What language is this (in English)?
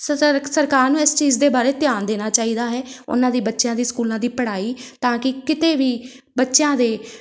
Punjabi